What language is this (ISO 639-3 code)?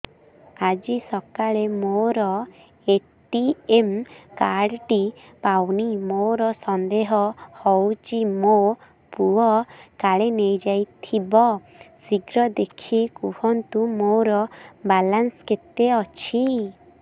ori